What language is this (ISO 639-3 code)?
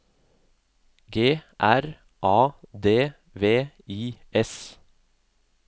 nor